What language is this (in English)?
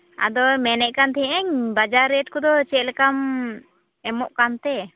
Santali